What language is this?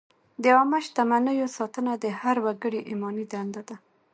Pashto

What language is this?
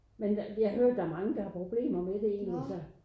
Danish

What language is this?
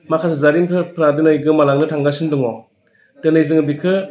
Bodo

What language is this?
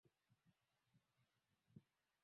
Swahili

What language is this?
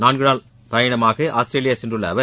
Tamil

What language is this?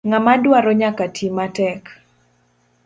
Luo (Kenya and Tanzania)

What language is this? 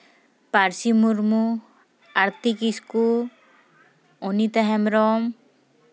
Santali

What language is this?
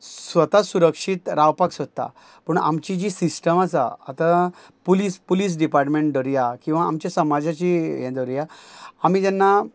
Konkani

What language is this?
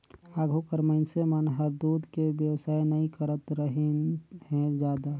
Chhattisgarhi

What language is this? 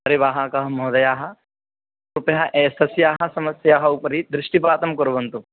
Sanskrit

